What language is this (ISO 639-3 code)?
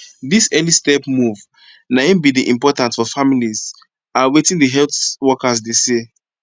pcm